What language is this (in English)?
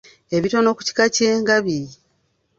Ganda